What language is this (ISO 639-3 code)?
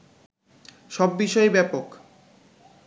ben